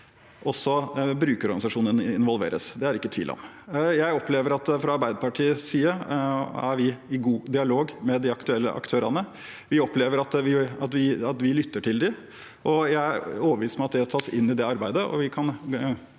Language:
Norwegian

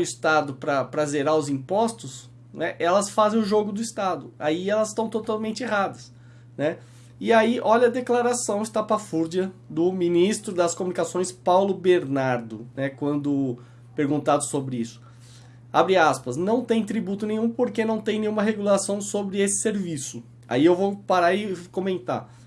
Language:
Portuguese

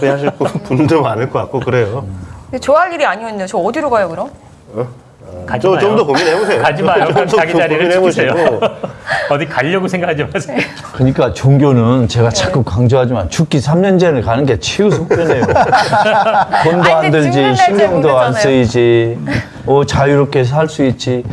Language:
Korean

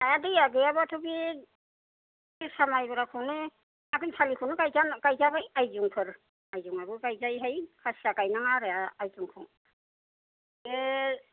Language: Bodo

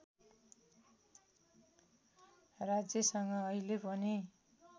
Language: Nepali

